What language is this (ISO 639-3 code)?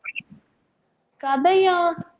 tam